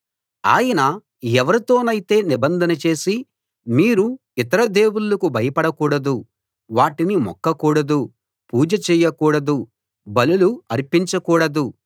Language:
Telugu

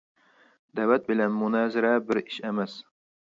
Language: Uyghur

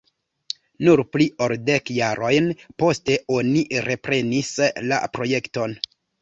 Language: Esperanto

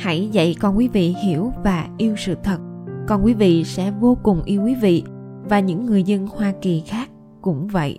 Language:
Vietnamese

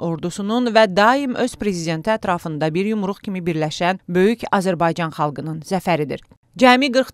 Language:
Turkish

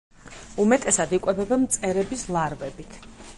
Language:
Georgian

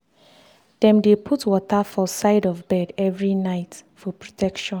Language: Nigerian Pidgin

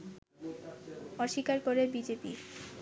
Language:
Bangla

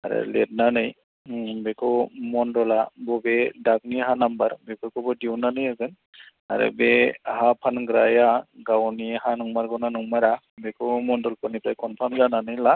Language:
Bodo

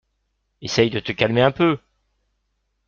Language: French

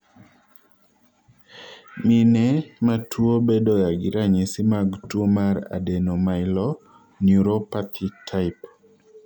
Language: Luo (Kenya and Tanzania)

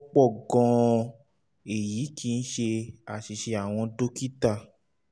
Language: Yoruba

